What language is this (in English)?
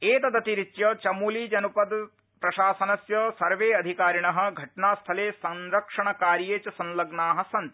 Sanskrit